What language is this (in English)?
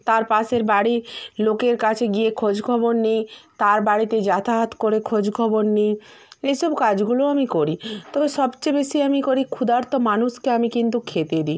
Bangla